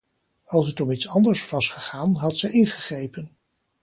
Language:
Dutch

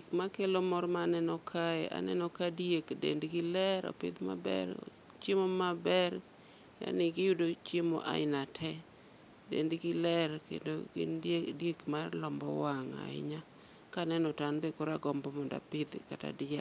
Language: Luo (Kenya and Tanzania)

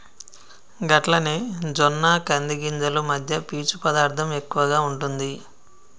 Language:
Telugu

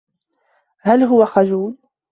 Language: Arabic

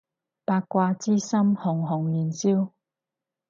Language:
Cantonese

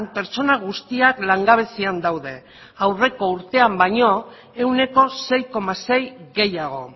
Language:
Basque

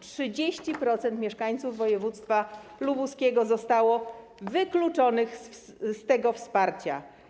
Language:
Polish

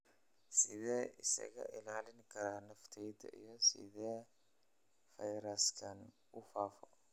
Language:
Somali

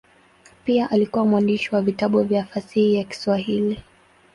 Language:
Swahili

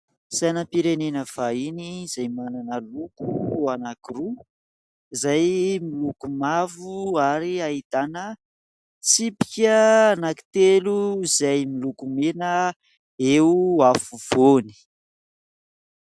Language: Malagasy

